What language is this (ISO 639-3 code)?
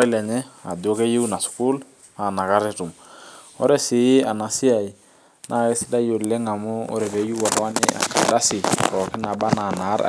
mas